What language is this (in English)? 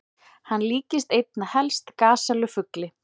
Icelandic